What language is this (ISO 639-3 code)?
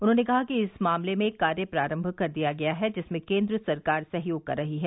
hin